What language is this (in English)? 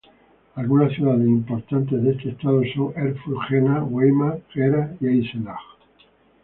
Spanish